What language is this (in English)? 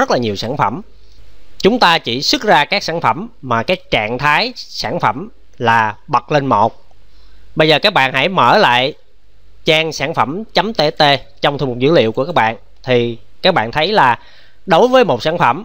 Vietnamese